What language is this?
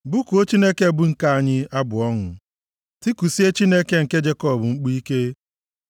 Igbo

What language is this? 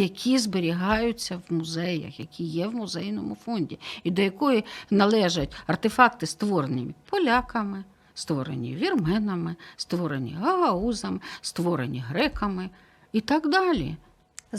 Ukrainian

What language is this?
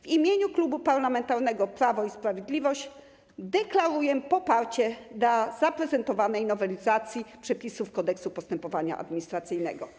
Polish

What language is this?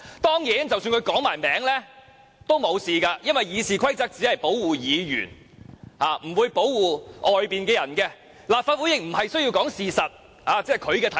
Cantonese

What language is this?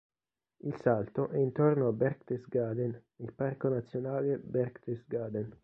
Italian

